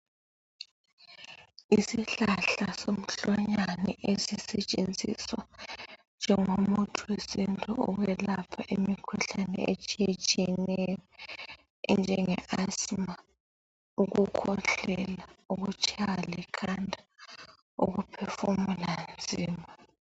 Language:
North Ndebele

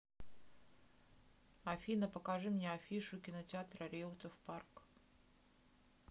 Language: Russian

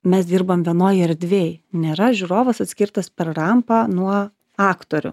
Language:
Lithuanian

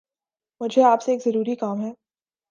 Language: Urdu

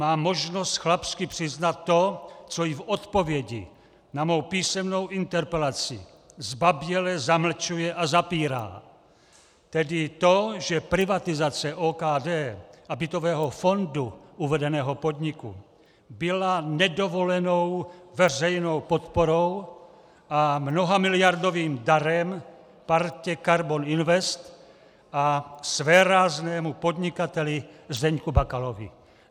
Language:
Czech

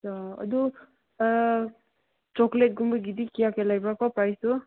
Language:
Manipuri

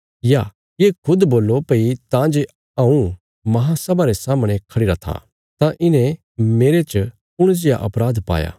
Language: Bilaspuri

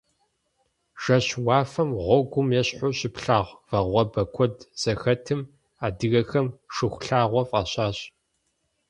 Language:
Kabardian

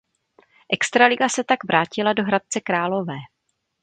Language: Czech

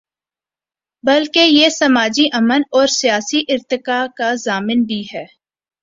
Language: Urdu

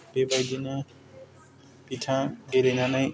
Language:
Bodo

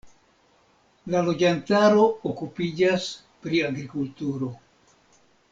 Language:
Esperanto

